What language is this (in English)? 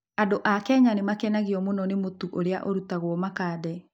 Kikuyu